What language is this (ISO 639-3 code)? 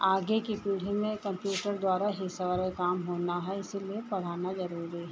hin